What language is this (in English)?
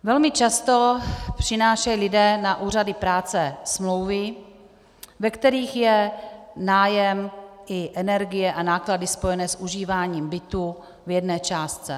Czech